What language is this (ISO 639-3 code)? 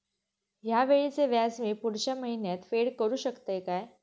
mar